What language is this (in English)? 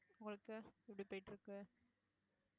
Tamil